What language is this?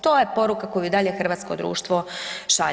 Croatian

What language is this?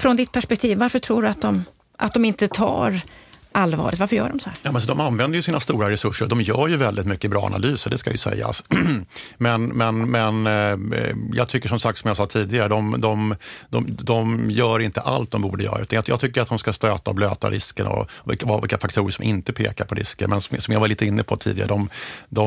Swedish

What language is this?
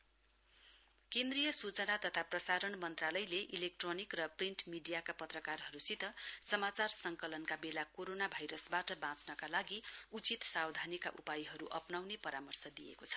Nepali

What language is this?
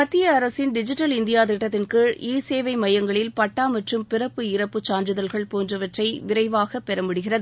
Tamil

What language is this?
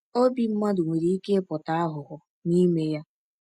Igbo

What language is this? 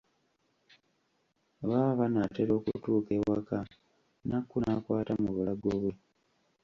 Ganda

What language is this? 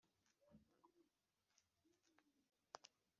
Kinyarwanda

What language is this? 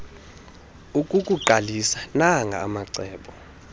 Xhosa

